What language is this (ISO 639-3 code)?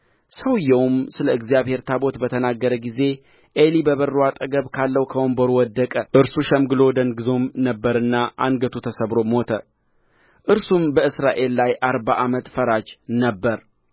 amh